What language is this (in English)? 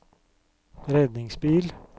Norwegian